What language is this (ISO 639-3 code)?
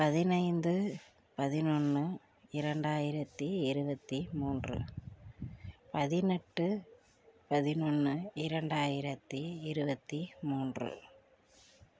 tam